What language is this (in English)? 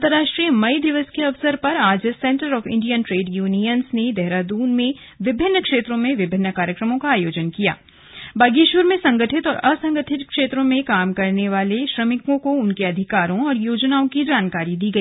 Hindi